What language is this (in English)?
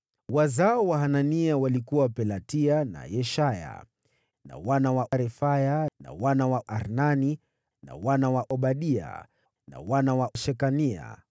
Swahili